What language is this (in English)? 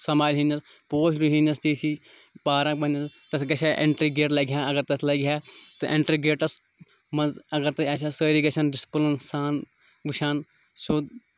Kashmiri